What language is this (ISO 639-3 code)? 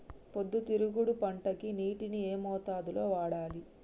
tel